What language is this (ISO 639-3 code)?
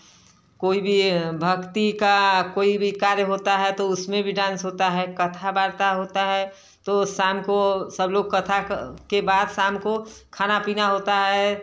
hin